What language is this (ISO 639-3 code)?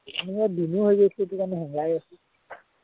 asm